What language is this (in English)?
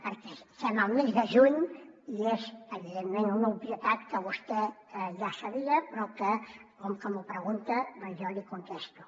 Catalan